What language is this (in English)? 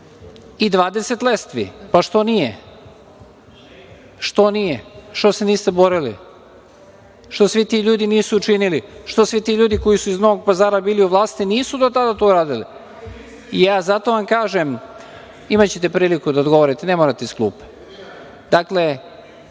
Serbian